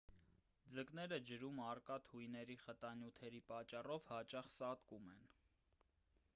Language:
Armenian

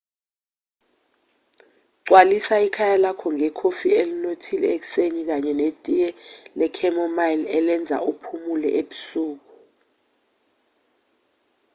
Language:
Zulu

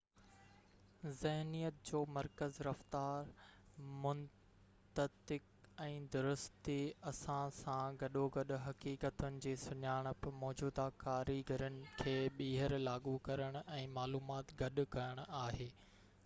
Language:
Sindhi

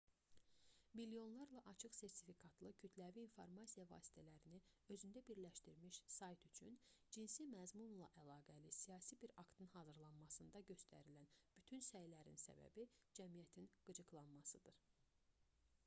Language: Azerbaijani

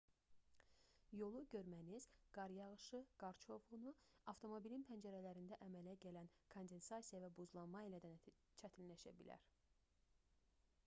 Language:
Azerbaijani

